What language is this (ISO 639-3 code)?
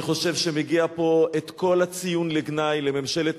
heb